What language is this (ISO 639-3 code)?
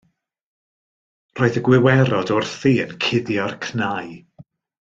cym